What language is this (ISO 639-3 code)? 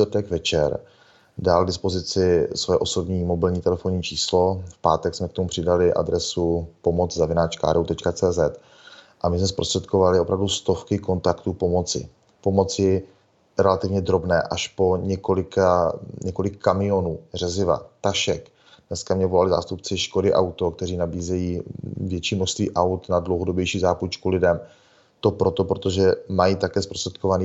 ces